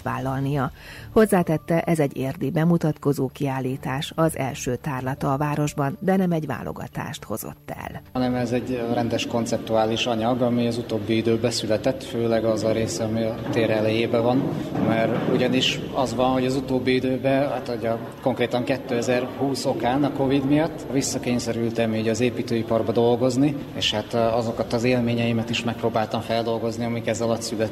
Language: Hungarian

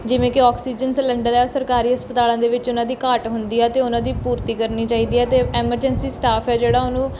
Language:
Punjabi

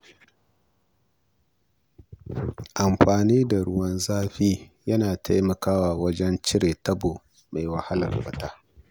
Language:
Hausa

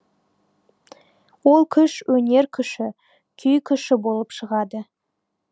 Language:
Kazakh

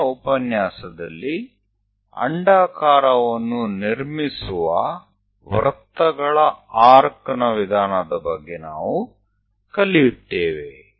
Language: Kannada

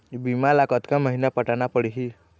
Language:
Chhattisgarhi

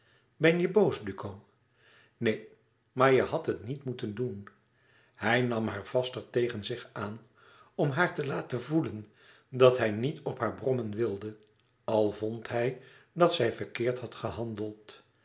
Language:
Dutch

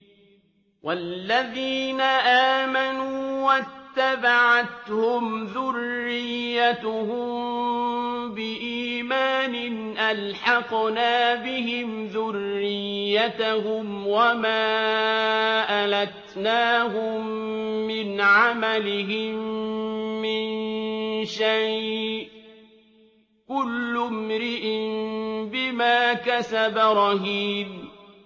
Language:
Arabic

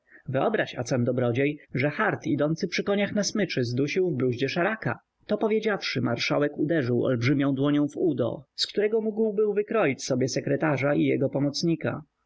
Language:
Polish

